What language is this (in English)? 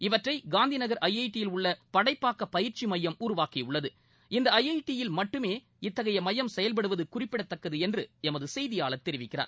Tamil